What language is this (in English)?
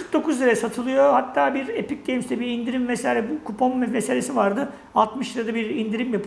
Turkish